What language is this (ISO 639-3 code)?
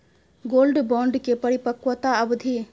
mai